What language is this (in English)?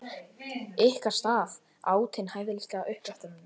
Icelandic